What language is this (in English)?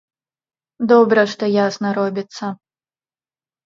Belarusian